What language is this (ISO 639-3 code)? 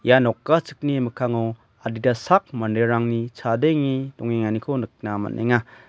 grt